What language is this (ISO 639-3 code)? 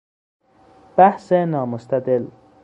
fas